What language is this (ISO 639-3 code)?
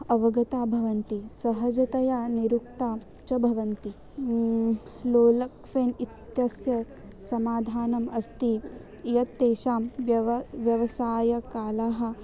san